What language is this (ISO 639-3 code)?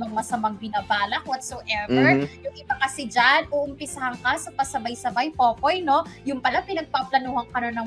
fil